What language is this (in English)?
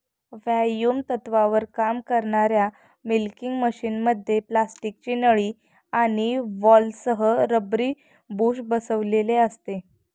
Marathi